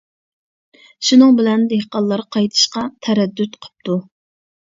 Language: Uyghur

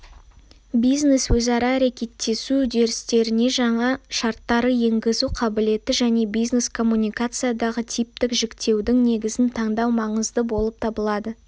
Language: Kazakh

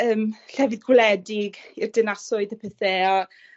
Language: Welsh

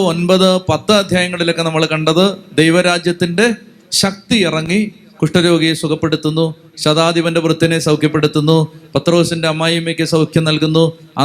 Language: Malayalam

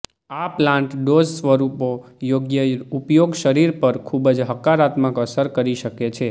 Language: Gujarati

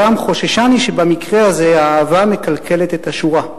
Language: Hebrew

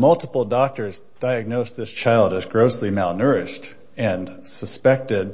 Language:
English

